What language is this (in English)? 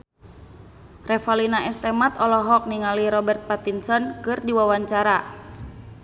Sundanese